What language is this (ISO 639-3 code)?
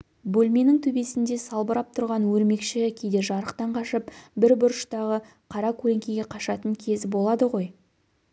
kaz